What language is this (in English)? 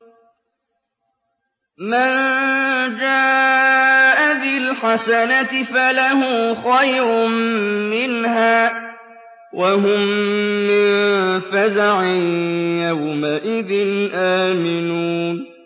Arabic